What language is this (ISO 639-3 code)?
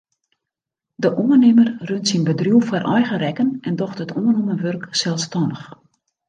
fry